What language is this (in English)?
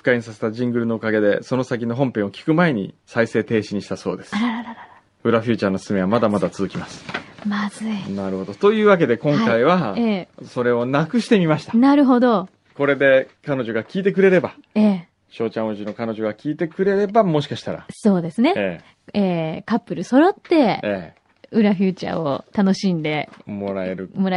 Japanese